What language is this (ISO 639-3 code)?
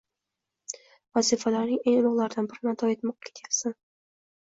uzb